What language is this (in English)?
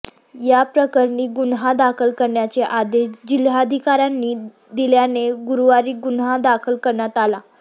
Marathi